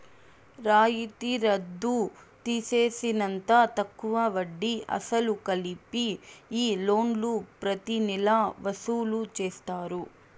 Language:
Telugu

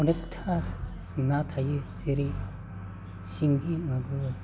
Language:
Bodo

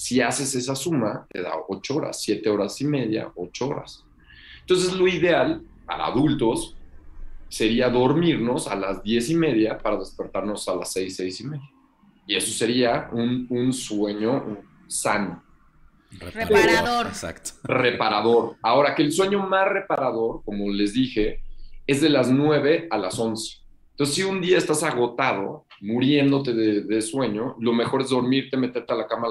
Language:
Spanish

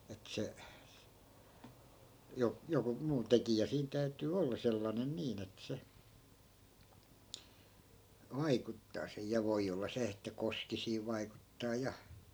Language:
Finnish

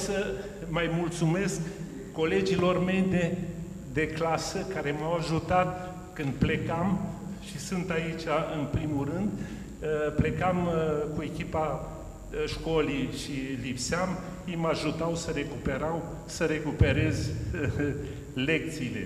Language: Romanian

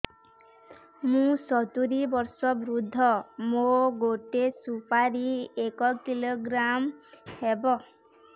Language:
Odia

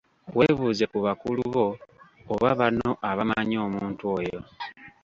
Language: Ganda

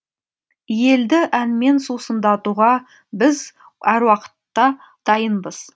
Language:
Kazakh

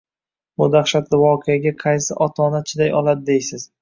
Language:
Uzbek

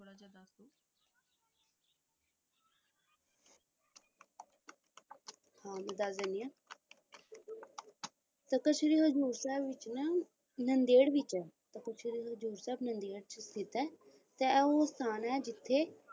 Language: Punjabi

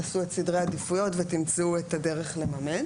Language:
Hebrew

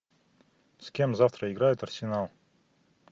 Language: Russian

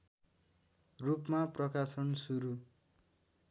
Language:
Nepali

